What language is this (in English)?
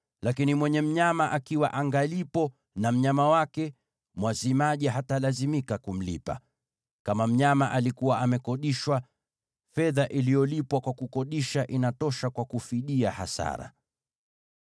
Swahili